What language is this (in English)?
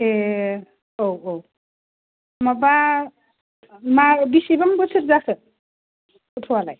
Bodo